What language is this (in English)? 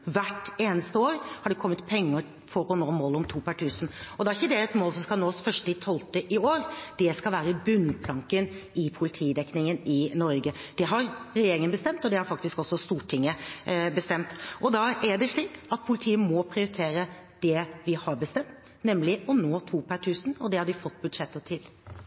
Norwegian Bokmål